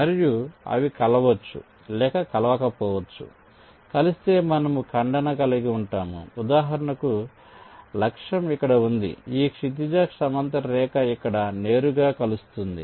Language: Telugu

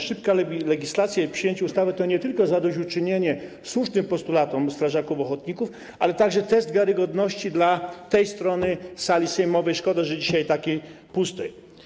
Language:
Polish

